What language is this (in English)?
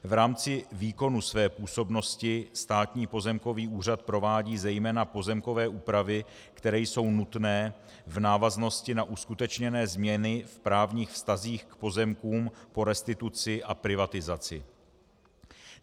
Czech